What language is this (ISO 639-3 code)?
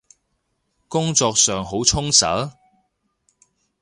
yue